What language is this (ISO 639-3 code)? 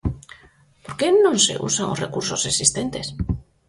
glg